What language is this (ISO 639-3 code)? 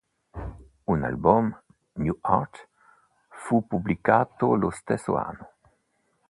ita